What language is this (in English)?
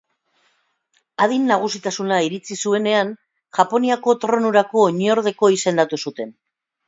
Basque